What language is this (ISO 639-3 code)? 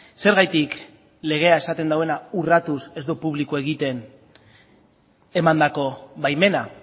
eus